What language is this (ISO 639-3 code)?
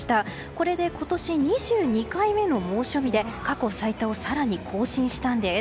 jpn